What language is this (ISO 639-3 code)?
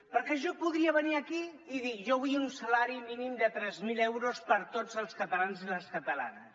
cat